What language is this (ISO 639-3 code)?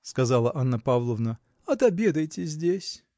rus